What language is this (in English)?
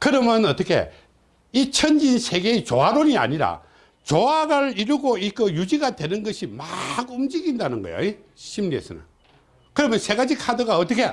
Korean